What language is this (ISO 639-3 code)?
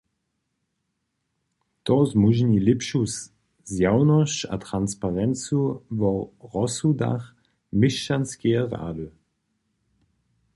hsb